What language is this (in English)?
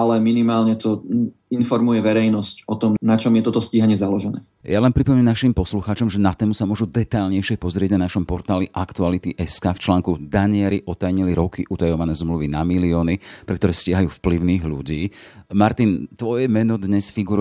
Slovak